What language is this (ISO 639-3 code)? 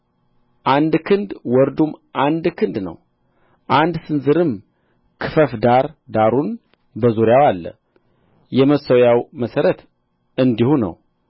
amh